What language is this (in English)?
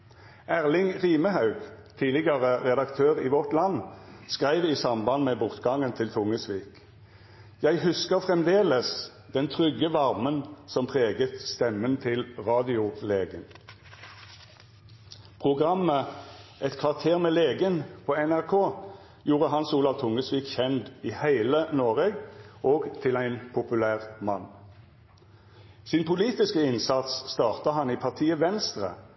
Norwegian Nynorsk